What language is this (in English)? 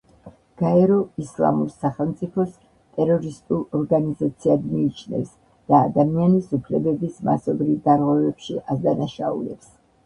Georgian